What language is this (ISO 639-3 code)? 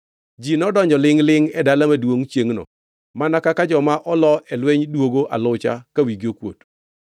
luo